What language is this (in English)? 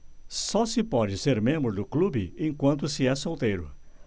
Portuguese